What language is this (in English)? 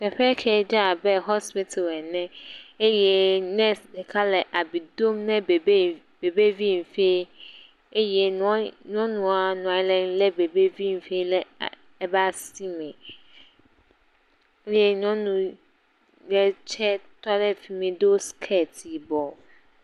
Ewe